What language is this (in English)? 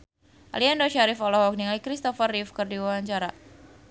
Sundanese